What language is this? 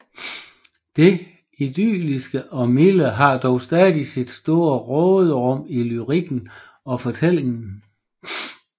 Danish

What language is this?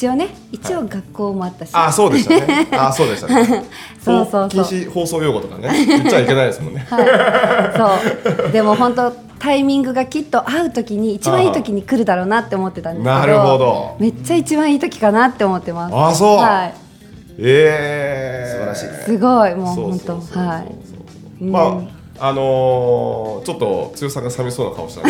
Japanese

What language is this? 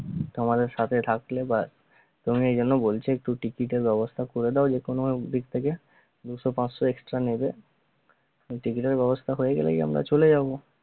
Bangla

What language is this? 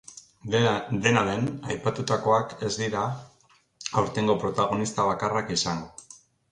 Basque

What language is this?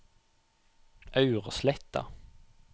Norwegian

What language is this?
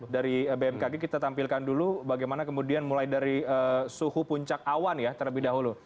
Indonesian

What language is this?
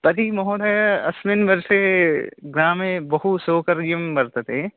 Sanskrit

